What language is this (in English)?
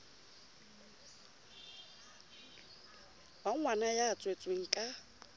Southern Sotho